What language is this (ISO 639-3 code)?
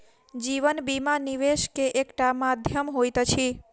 mai